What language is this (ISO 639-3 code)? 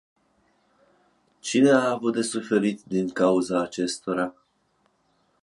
ron